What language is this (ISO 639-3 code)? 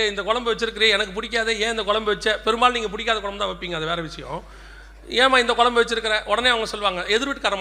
tam